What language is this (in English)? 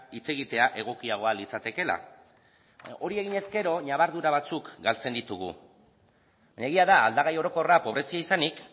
Basque